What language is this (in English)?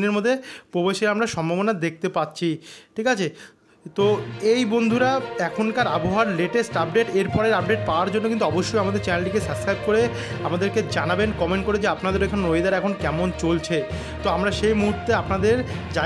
Thai